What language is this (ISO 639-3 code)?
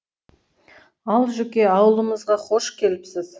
kaz